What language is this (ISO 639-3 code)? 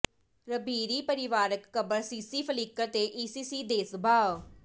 pan